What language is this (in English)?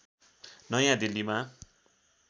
Nepali